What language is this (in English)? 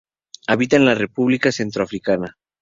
Spanish